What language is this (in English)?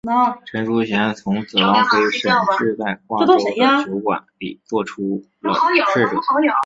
Chinese